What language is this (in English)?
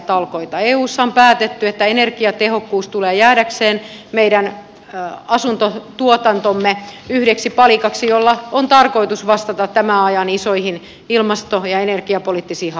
Finnish